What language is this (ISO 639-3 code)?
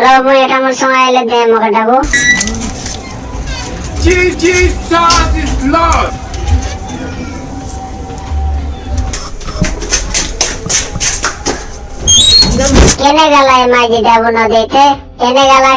tur